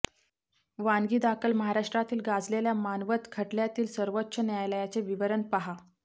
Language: Marathi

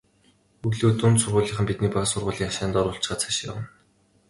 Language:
Mongolian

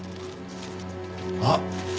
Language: Japanese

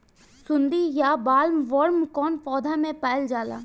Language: Bhojpuri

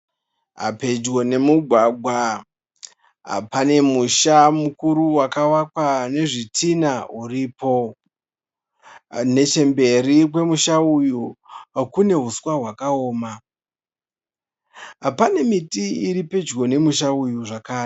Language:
Shona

